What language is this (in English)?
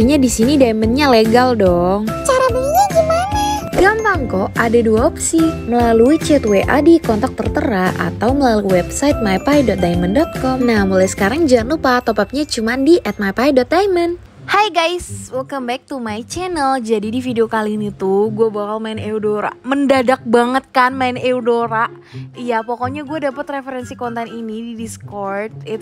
Indonesian